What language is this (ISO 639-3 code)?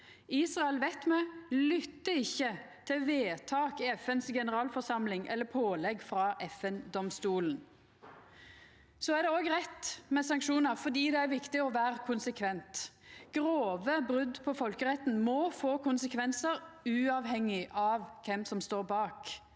nor